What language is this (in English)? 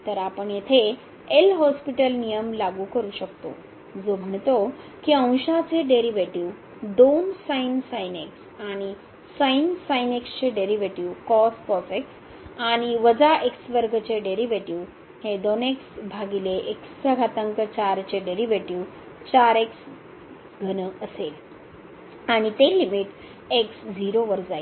Marathi